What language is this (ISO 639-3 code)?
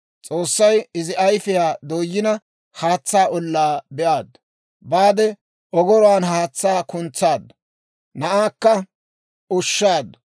dwr